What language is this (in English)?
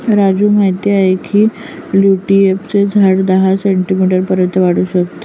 Marathi